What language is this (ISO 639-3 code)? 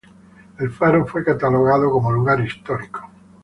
spa